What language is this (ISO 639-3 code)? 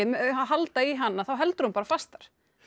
isl